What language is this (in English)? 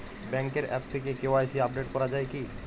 Bangla